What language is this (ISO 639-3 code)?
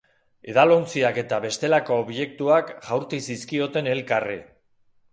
eus